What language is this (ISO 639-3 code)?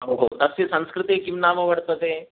san